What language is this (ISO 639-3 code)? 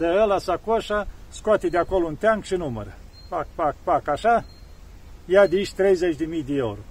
ron